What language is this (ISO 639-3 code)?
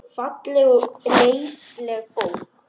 isl